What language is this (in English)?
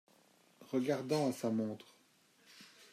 French